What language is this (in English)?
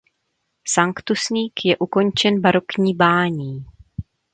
Czech